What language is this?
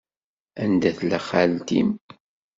Kabyle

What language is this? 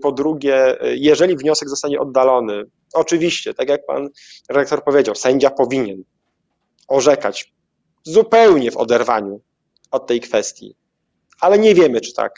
Polish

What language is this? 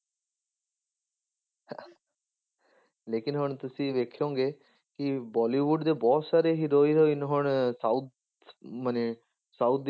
Punjabi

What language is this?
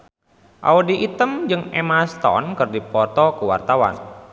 Sundanese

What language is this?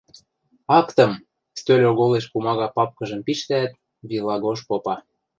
Western Mari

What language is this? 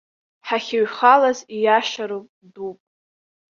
Abkhazian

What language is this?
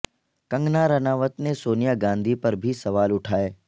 Urdu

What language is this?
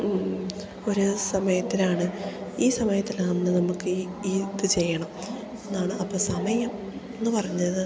Malayalam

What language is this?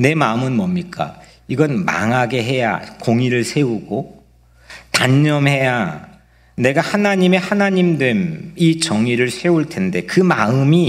Korean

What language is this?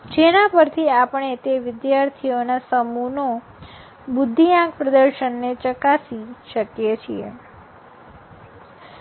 Gujarati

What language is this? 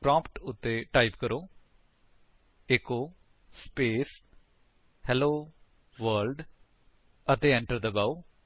Punjabi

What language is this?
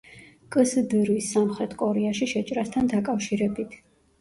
Georgian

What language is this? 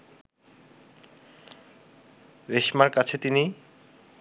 Bangla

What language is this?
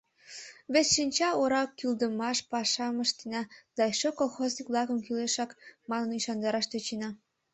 Mari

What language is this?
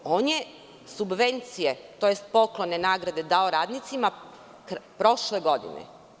Serbian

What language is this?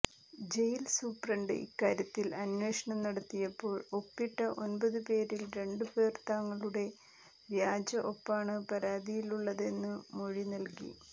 Malayalam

